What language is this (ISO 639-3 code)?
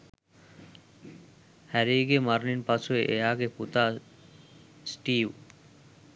sin